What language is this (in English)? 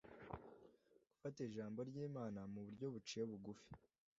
Kinyarwanda